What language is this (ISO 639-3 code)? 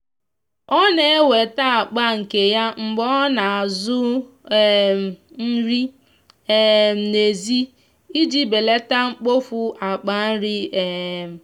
ibo